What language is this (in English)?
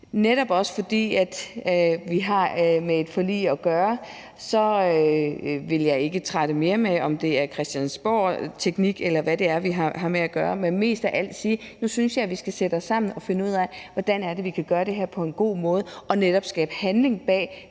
Danish